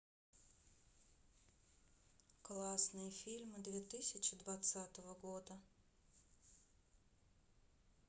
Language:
Russian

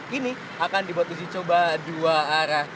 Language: Indonesian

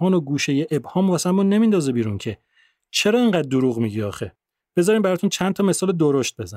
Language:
Persian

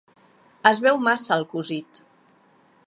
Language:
Catalan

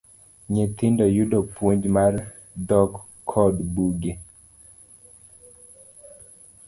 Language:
Luo (Kenya and Tanzania)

